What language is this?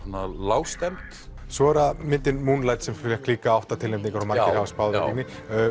Icelandic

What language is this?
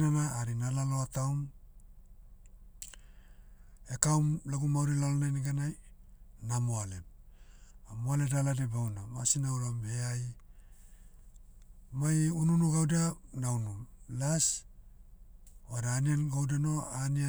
Motu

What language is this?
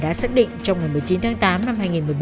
Vietnamese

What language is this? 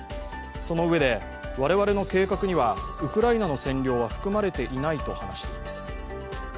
Japanese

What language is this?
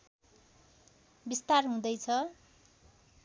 Nepali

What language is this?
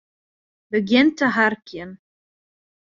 Western Frisian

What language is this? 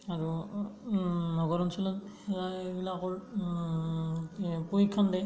Assamese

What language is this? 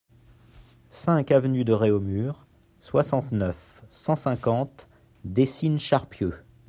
French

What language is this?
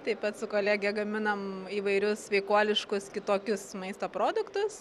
Lithuanian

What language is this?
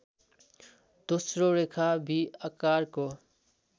Nepali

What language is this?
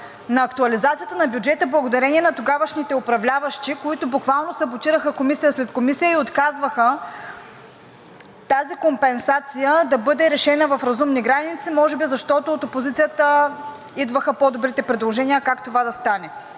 Bulgarian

